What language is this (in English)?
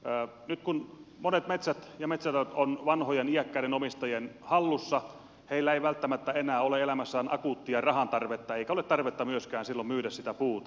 Finnish